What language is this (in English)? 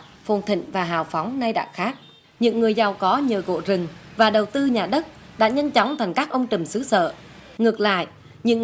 Vietnamese